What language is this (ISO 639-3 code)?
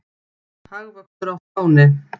isl